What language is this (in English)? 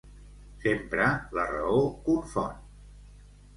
Catalan